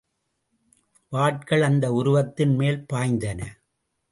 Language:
Tamil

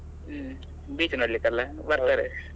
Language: Kannada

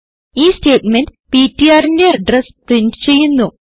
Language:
Malayalam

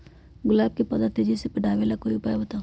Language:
Magahi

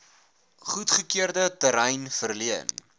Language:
Afrikaans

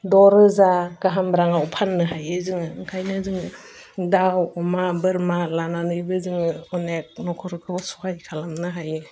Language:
Bodo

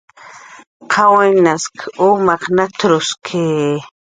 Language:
Jaqaru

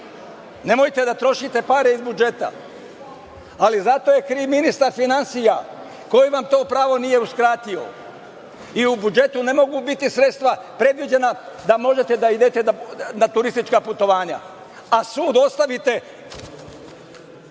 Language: Serbian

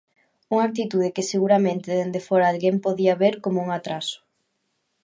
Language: Galician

